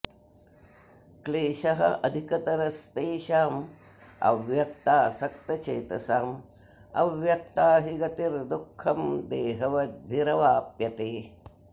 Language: Sanskrit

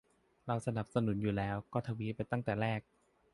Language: Thai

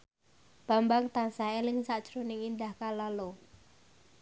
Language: Javanese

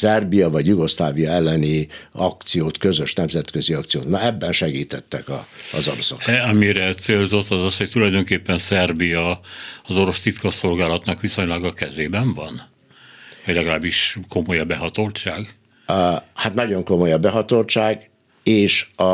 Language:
Hungarian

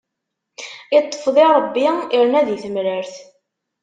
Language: Kabyle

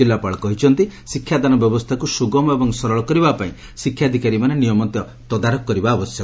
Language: Odia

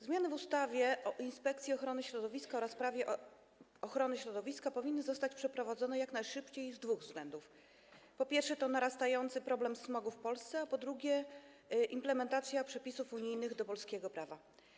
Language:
Polish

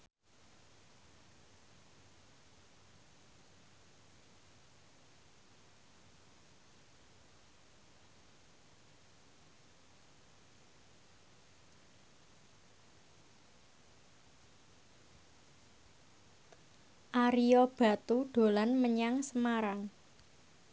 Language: Javanese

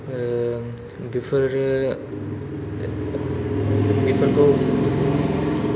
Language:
Bodo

